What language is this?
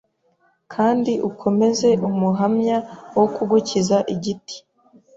Kinyarwanda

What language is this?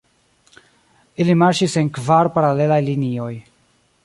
Esperanto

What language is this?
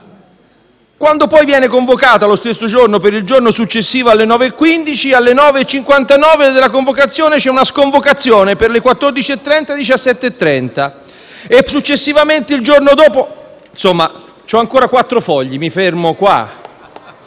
Italian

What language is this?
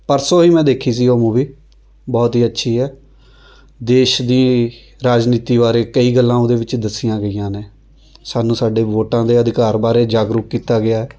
Punjabi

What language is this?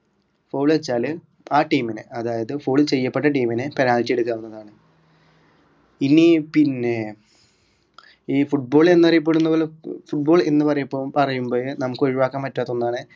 Malayalam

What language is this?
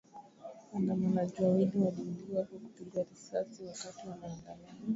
Swahili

